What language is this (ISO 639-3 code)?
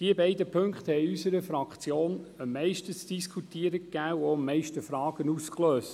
gsw